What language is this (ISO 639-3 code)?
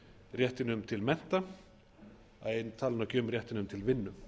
isl